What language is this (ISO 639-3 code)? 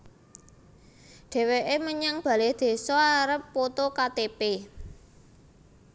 jav